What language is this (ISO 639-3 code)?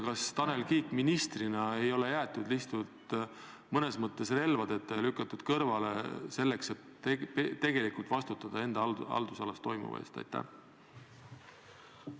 est